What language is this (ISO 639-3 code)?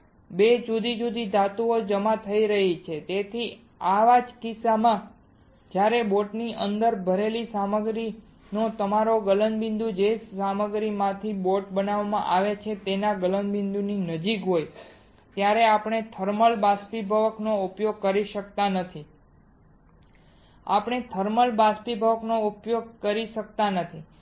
guj